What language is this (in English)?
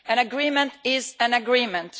English